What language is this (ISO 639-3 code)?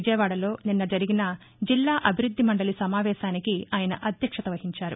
tel